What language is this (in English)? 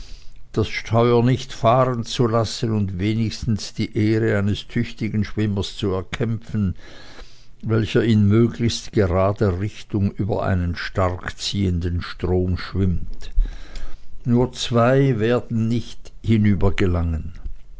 German